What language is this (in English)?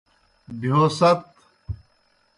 Kohistani Shina